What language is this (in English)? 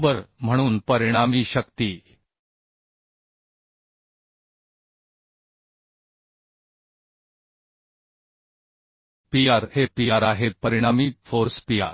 Marathi